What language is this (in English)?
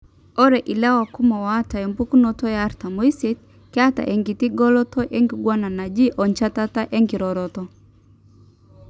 Masai